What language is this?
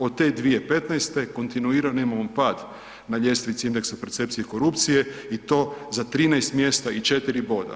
Croatian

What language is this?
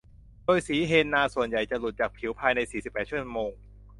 Thai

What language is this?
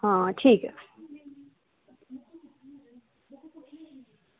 Dogri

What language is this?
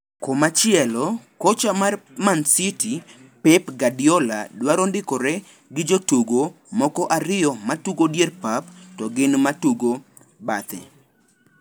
Luo (Kenya and Tanzania)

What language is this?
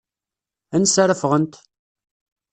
Kabyle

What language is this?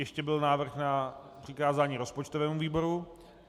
Czech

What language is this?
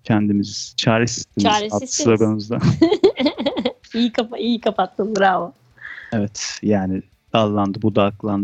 Turkish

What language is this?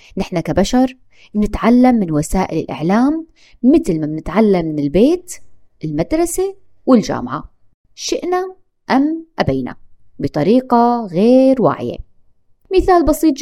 Arabic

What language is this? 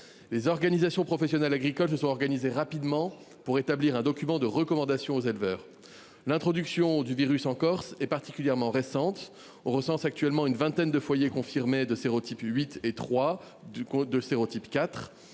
French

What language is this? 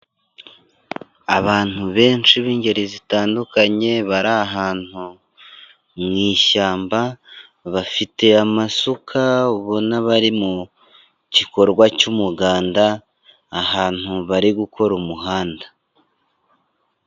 Kinyarwanda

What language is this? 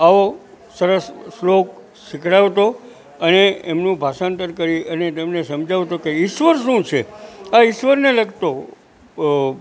Gujarati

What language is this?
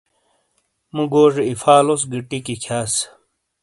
Shina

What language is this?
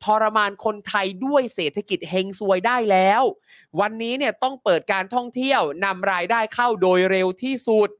Thai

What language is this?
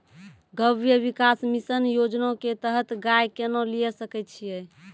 Maithili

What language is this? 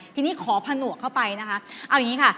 Thai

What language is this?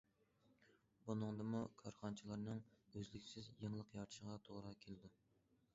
Uyghur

